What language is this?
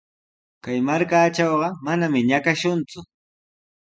Sihuas Ancash Quechua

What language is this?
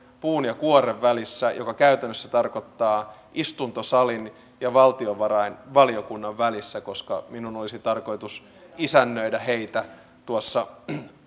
Finnish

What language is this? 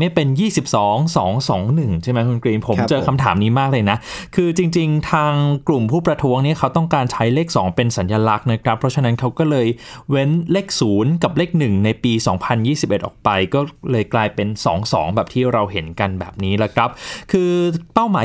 Thai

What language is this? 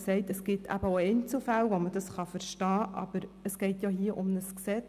Swiss German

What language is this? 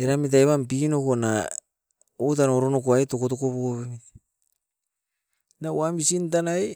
Askopan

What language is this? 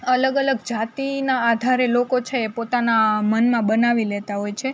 Gujarati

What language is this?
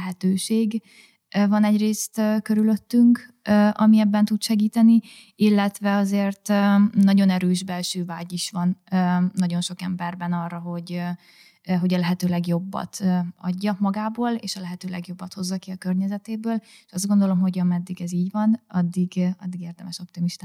Hungarian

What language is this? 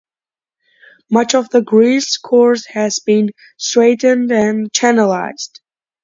English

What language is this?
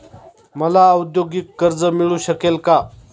Marathi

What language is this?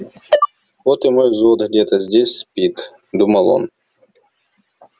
Russian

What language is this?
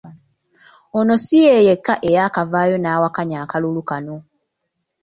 Ganda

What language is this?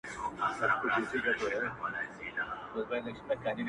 Pashto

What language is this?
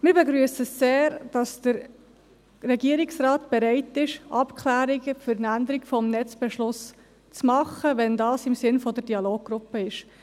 Swiss German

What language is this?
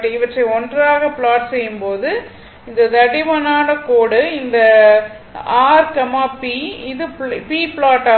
Tamil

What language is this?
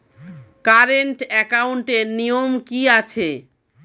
Bangla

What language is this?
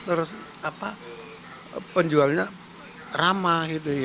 Indonesian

